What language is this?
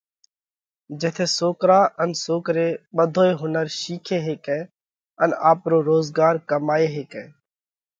Parkari Koli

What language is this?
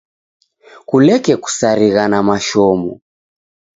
Taita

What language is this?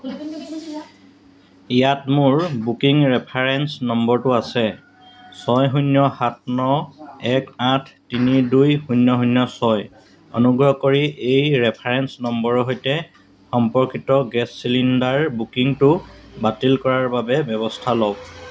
Assamese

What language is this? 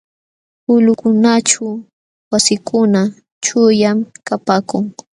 Jauja Wanca Quechua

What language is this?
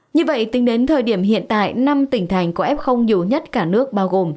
Vietnamese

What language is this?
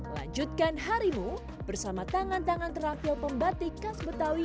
Indonesian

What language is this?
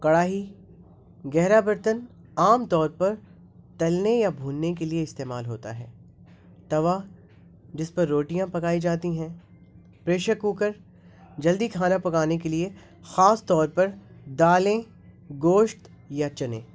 Urdu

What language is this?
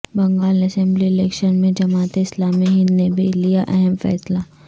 Urdu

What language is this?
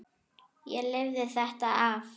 Icelandic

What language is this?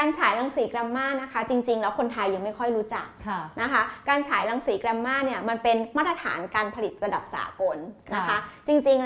Thai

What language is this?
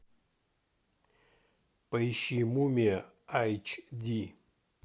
Russian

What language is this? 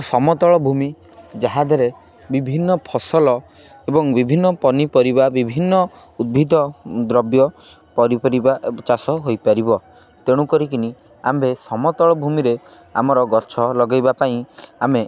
Odia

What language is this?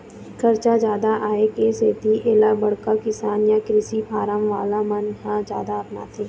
Chhattisgarhi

